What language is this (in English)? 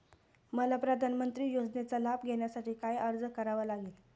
Marathi